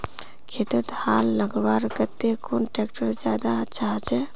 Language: Magahi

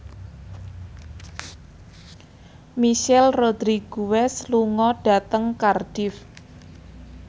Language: Javanese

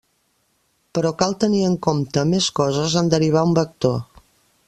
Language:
Catalan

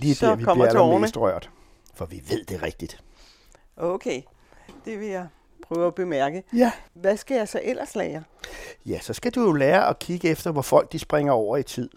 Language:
Danish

